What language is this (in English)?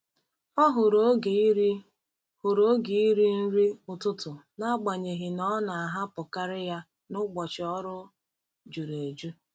Igbo